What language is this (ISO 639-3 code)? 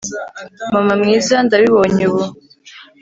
kin